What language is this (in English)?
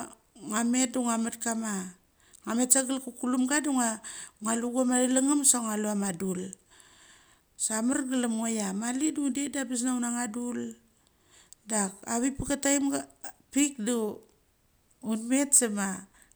Mali